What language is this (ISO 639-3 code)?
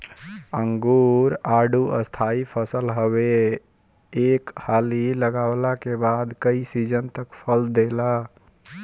bho